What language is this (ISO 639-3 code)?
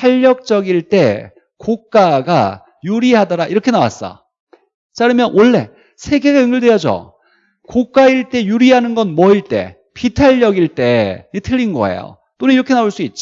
kor